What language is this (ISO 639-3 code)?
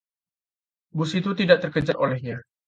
ind